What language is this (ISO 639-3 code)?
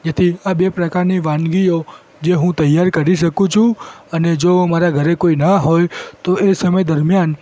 guj